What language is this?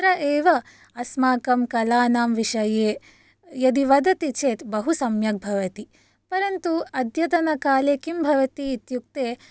Sanskrit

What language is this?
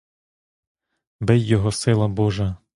Ukrainian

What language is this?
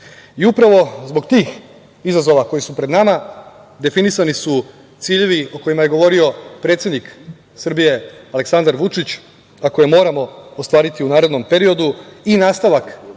Serbian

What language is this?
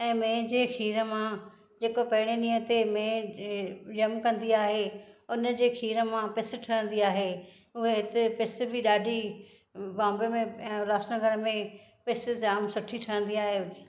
Sindhi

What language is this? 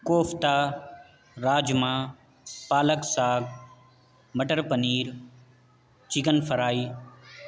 Urdu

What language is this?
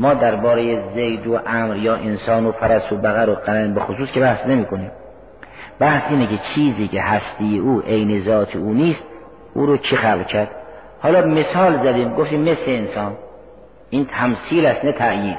Persian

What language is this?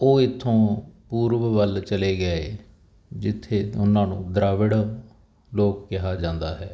Punjabi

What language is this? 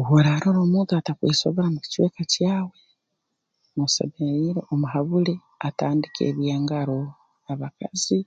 Tooro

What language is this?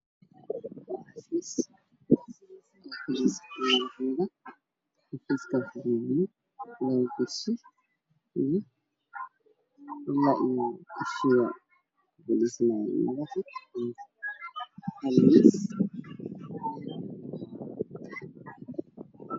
Somali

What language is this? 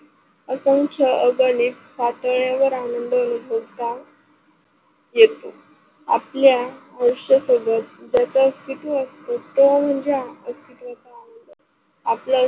Marathi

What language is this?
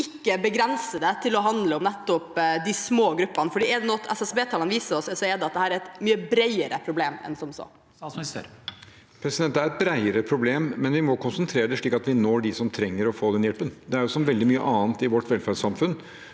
Norwegian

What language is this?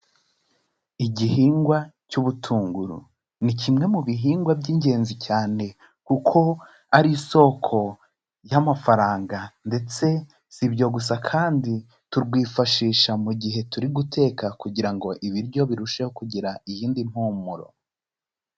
Kinyarwanda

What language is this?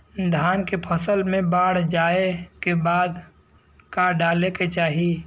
Bhojpuri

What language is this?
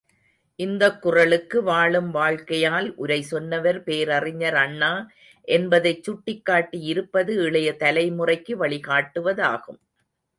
Tamil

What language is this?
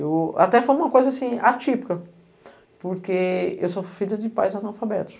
Portuguese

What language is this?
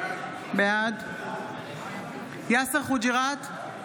Hebrew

